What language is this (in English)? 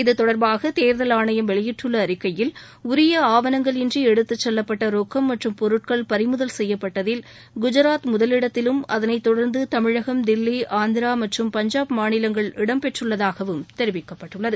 Tamil